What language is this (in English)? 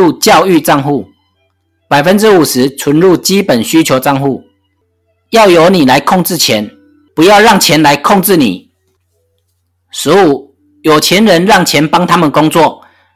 Chinese